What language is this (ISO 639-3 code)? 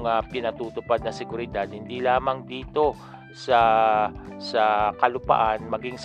fil